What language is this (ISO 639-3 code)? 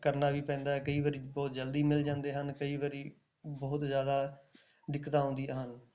pan